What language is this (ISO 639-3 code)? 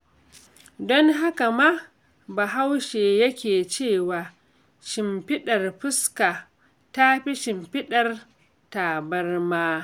hau